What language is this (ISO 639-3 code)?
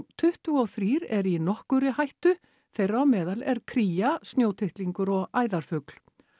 isl